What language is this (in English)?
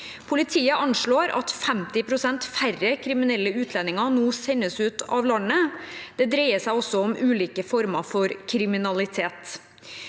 Norwegian